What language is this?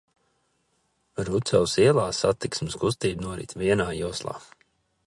Latvian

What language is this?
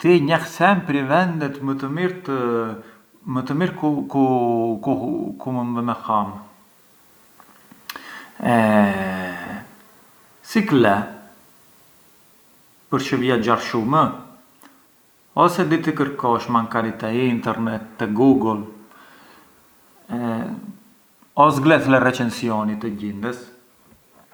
Arbëreshë Albanian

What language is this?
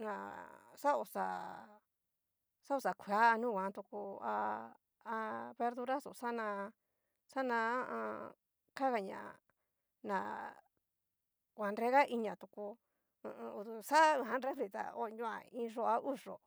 Cacaloxtepec Mixtec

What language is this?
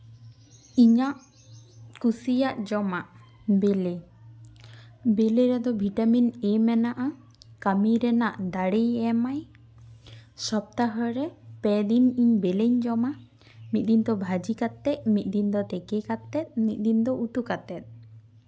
Santali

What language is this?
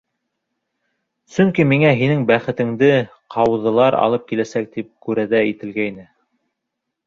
Bashkir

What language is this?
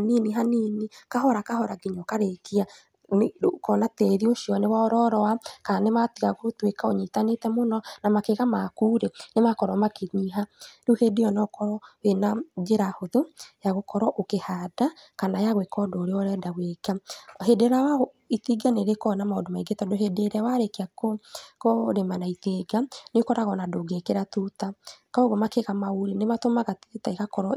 Kikuyu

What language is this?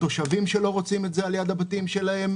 Hebrew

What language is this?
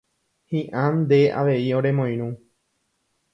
Guarani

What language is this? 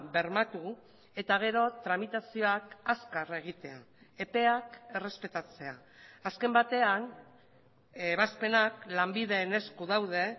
Basque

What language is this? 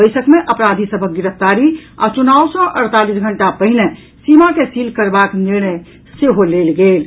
Maithili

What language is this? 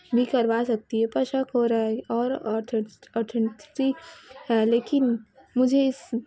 Urdu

